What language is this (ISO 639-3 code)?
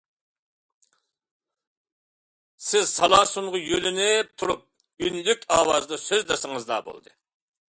uig